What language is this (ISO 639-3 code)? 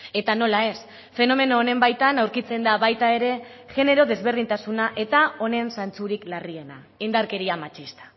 eus